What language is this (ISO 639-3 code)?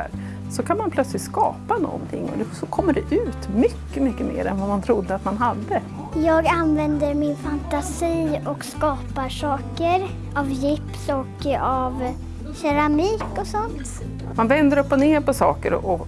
swe